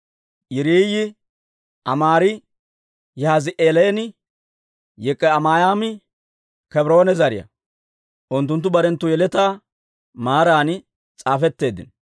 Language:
Dawro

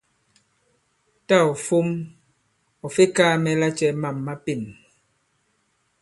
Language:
Bankon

